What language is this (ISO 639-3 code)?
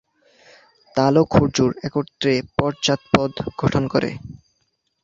ben